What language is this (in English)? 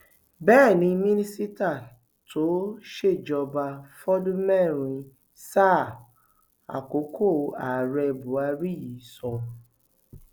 Yoruba